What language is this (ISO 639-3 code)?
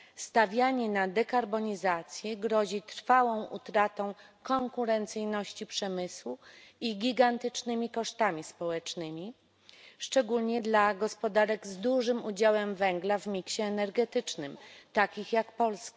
pol